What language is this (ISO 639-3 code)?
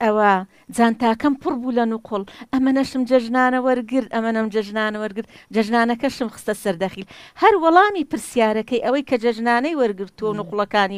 ara